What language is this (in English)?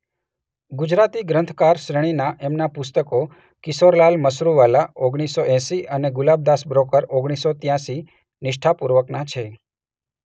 Gujarati